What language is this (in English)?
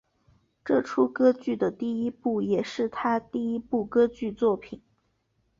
Chinese